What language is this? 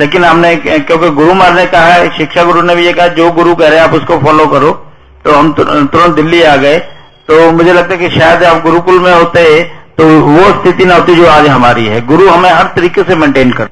Hindi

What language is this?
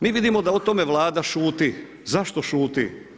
Croatian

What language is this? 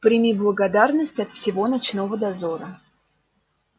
Russian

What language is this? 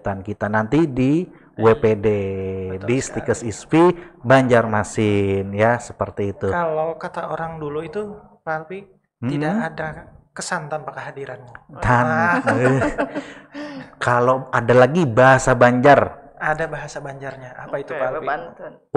Indonesian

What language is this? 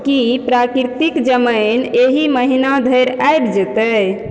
Maithili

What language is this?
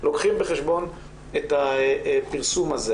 Hebrew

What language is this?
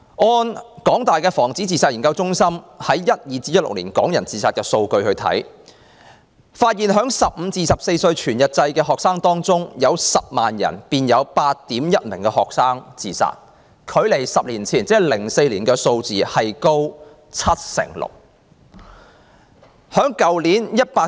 Cantonese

